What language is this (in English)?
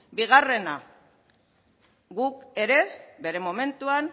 Basque